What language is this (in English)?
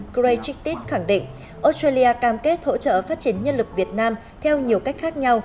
Vietnamese